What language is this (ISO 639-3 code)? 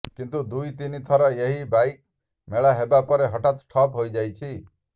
ori